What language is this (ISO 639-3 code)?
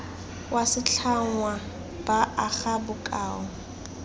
tsn